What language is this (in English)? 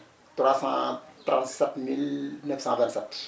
Wolof